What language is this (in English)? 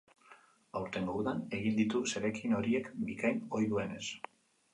Basque